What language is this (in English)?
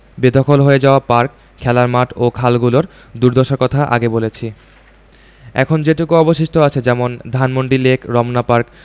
Bangla